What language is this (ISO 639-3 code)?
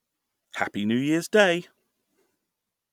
eng